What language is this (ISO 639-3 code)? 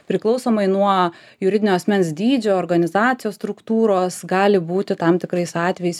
lit